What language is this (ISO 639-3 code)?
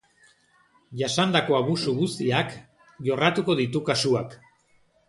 eus